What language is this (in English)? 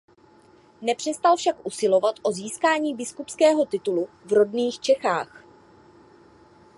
Czech